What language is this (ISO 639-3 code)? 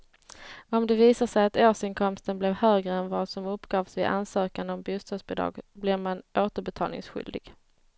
swe